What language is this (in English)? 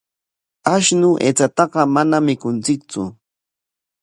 Corongo Ancash Quechua